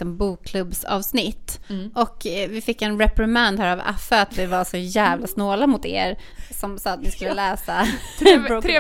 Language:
Swedish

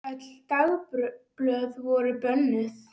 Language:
Icelandic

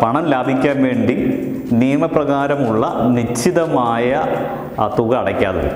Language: Malayalam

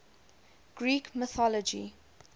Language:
English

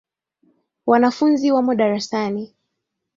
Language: Swahili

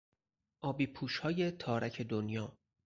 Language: Persian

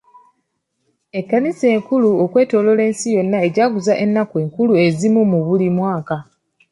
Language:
Ganda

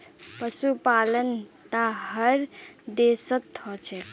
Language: Magahi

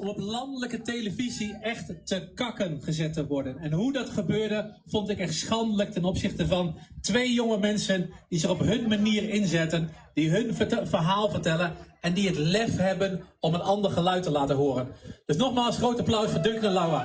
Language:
Dutch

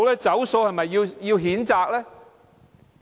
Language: Cantonese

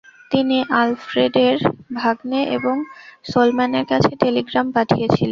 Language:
Bangla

